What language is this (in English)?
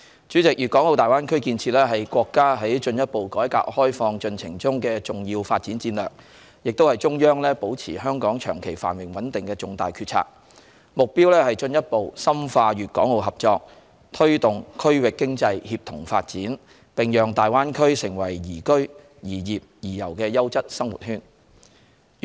Cantonese